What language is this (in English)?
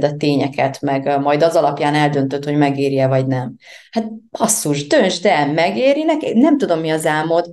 Hungarian